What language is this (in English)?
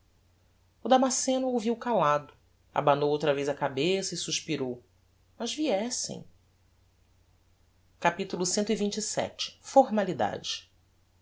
Portuguese